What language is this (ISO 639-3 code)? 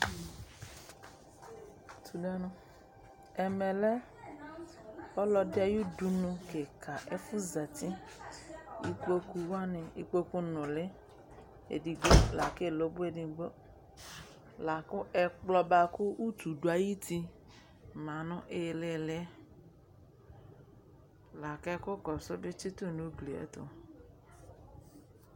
kpo